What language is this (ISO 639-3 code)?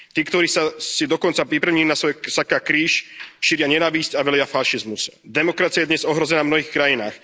slk